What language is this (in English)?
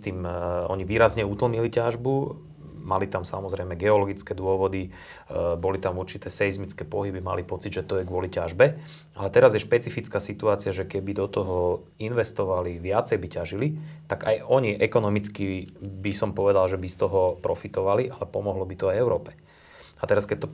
Slovak